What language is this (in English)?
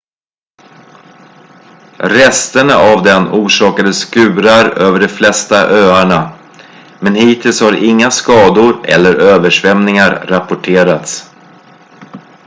Swedish